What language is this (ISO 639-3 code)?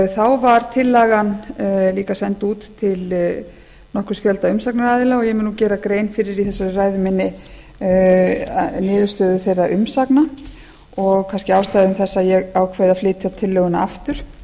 isl